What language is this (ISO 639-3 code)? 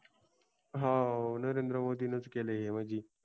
mar